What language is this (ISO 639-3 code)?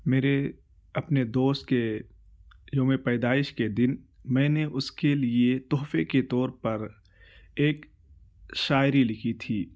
urd